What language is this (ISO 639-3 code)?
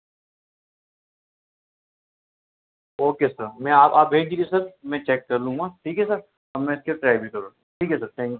urd